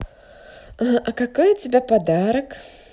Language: Russian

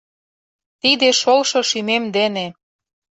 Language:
Mari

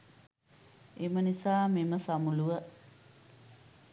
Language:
Sinhala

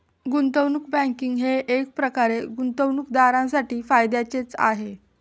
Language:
Marathi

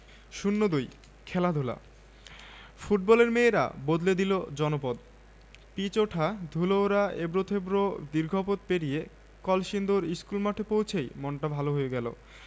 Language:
Bangla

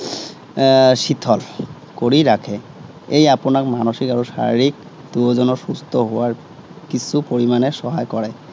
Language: Assamese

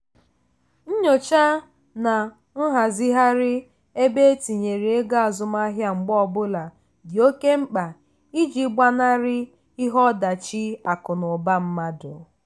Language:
Igbo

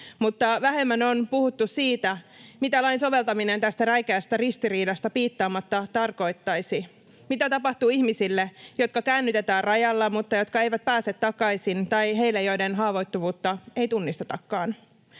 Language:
Finnish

